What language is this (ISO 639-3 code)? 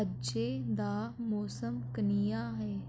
doi